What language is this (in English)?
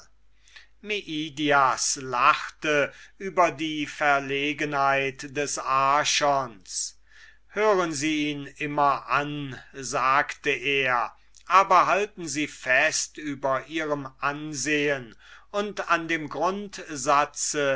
German